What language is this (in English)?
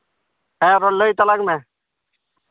Santali